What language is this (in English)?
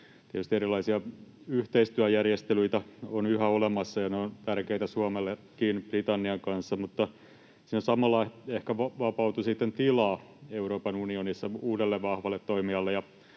Finnish